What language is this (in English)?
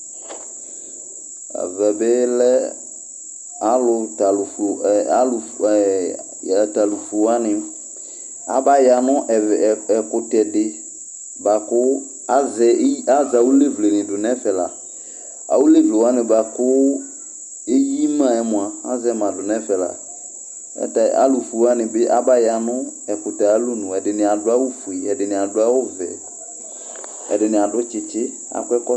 Ikposo